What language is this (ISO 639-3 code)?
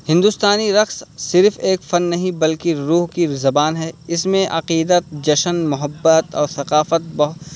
urd